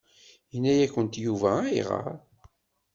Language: Kabyle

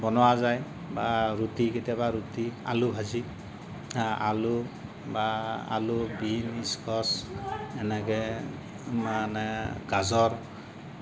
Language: Assamese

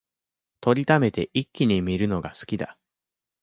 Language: Japanese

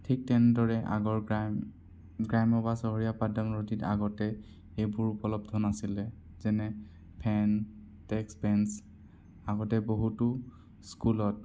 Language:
Assamese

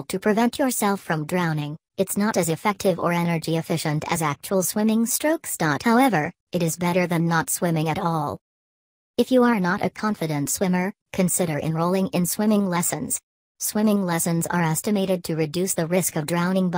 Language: English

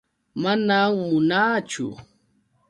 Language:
Yauyos Quechua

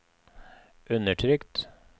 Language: Norwegian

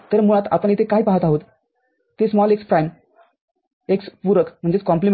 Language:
Marathi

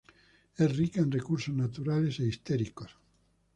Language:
Spanish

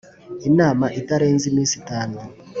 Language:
Kinyarwanda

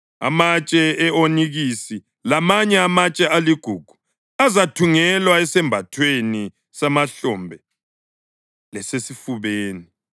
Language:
North Ndebele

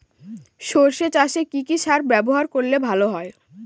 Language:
Bangla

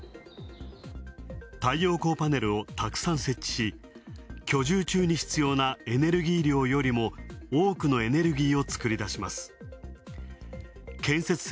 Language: Japanese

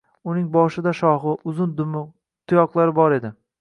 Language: Uzbek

